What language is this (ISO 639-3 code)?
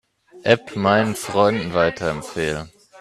deu